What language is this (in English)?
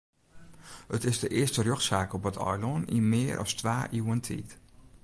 Western Frisian